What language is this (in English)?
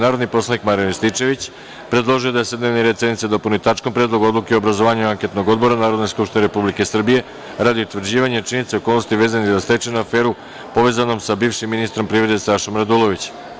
Serbian